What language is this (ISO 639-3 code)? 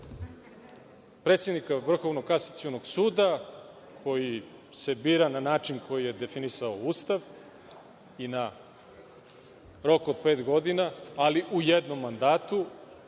srp